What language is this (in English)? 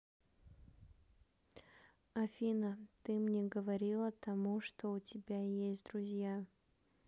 Russian